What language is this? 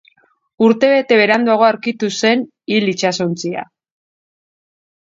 Basque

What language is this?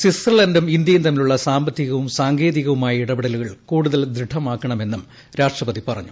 Malayalam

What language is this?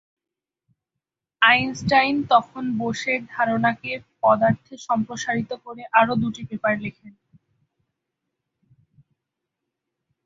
Bangla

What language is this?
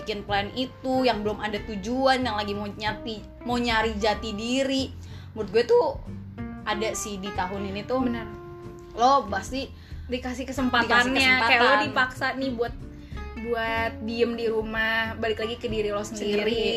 Indonesian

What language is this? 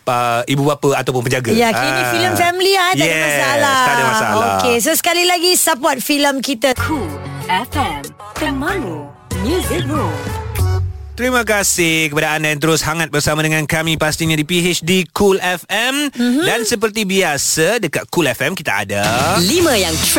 Malay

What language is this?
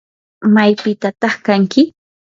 Yanahuanca Pasco Quechua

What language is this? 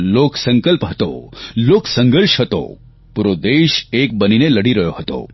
Gujarati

